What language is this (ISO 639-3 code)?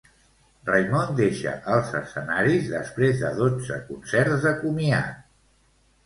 cat